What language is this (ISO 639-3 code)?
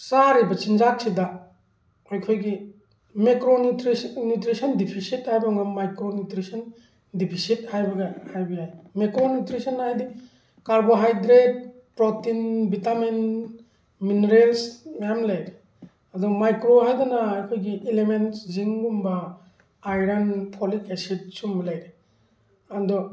mni